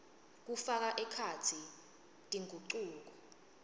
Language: Swati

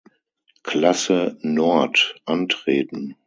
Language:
German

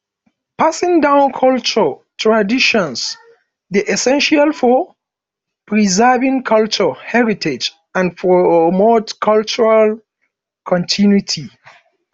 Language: Nigerian Pidgin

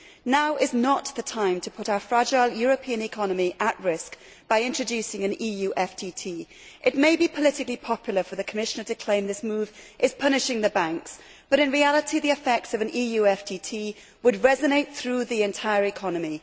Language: English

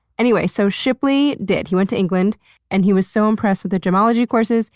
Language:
English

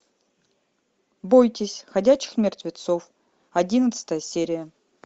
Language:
Russian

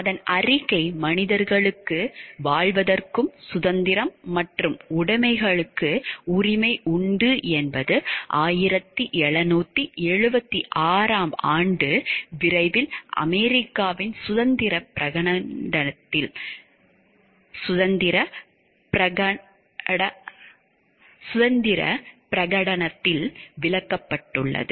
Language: Tamil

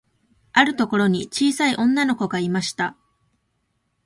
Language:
Japanese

